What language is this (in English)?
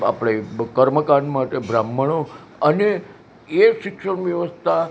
Gujarati